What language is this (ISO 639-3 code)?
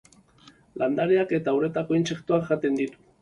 eus